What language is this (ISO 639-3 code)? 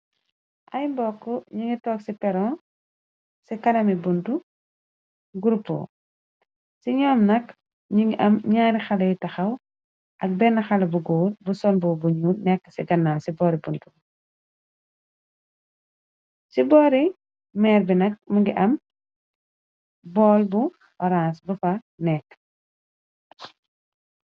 wol